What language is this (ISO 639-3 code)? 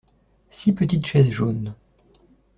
fra